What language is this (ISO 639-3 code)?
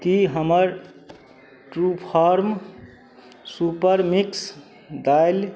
mai